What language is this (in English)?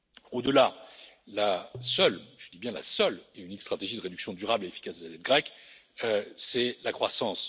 French